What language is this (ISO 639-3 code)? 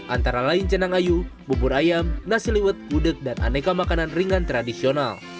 ind